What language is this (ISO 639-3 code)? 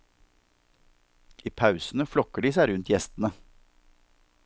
nor